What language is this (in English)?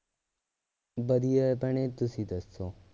Punjabi